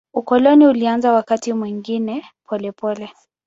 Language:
Swahili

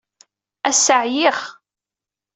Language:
Kabyle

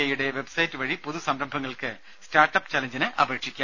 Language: Malayalam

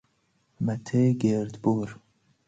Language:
Persian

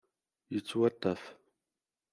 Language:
Kabyle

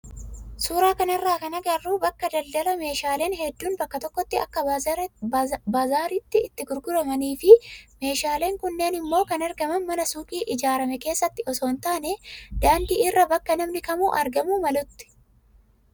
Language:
Oromo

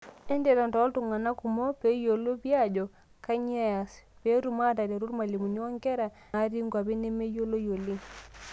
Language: Masai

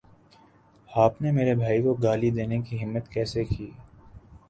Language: Urdu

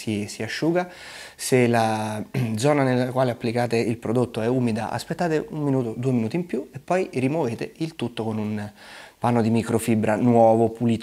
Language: Italian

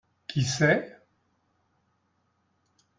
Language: French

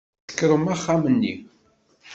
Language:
Kabyle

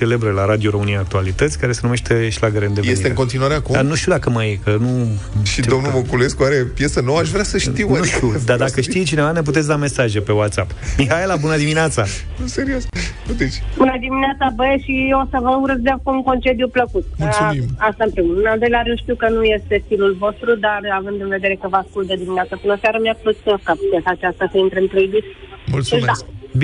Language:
Romanian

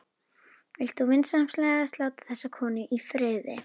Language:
Icelandic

